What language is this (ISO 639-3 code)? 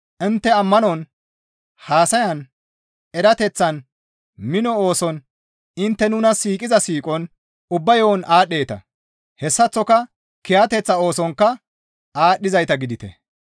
gmv